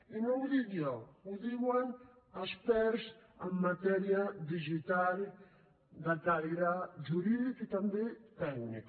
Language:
Catalan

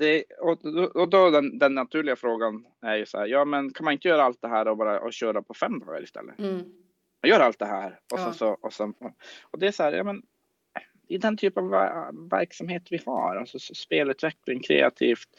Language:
Swedish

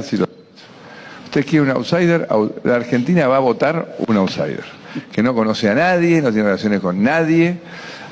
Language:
Spanish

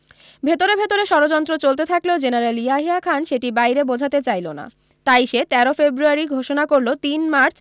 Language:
Bangla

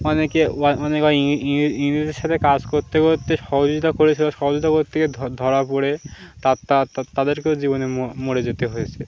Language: Bangla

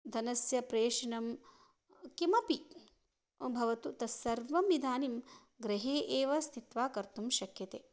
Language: Sanskrit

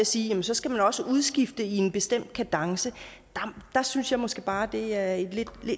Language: Danish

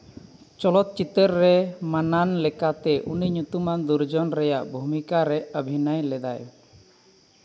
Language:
Santali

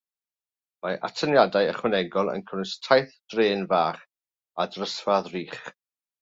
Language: Welsh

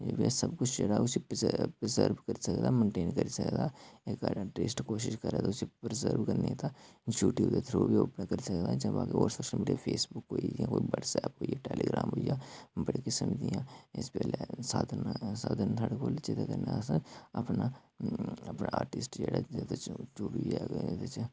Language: Dogri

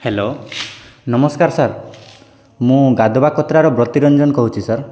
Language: Odia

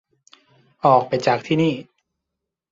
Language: Thai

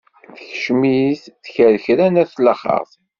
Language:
Kabyle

